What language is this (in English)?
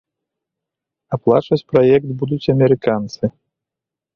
Belarusian